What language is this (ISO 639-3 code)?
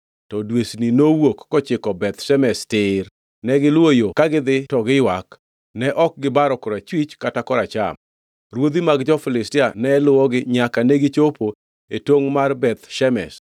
luo